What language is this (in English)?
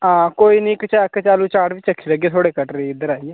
Dogri